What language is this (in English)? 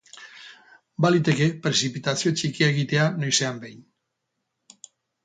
Basque